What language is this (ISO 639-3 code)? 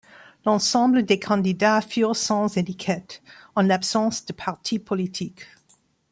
fra